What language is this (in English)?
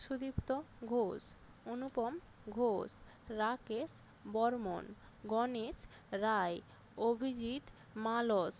Bangla